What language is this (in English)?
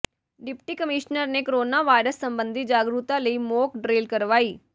Punjabi